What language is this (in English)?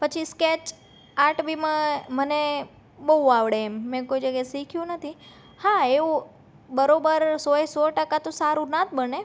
Gujarati